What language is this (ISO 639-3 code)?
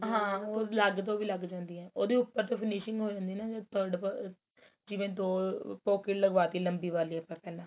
pan